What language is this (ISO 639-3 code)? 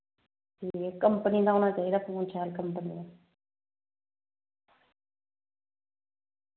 doi